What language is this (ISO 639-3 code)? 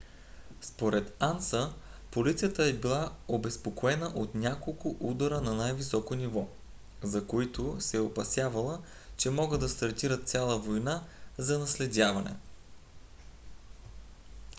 bul